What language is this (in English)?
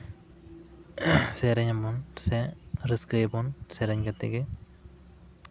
Santali